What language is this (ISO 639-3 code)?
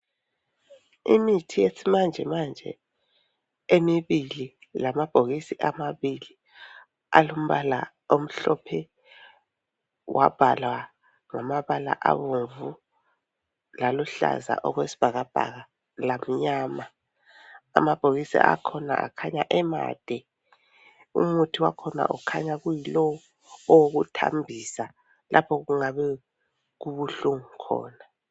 nde